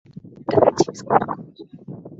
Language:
Swahili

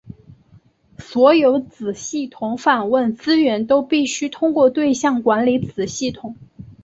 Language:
Chinese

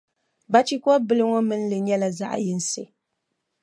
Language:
Dagbani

